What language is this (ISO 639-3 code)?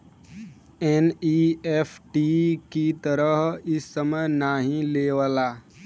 bho